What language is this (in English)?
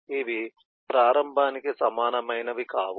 Telugu